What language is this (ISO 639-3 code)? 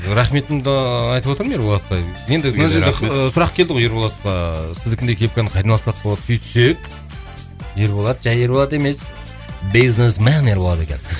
kaz